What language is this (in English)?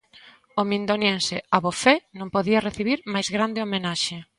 Galician